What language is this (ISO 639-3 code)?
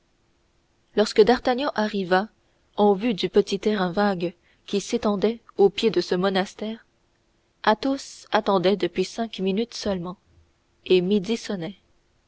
fra